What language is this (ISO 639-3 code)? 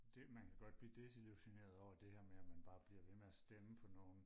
dan